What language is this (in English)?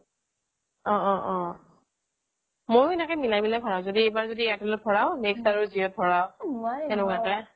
Assamese